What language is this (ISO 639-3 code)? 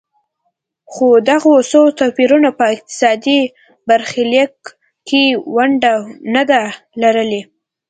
pus